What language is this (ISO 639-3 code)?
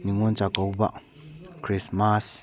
mni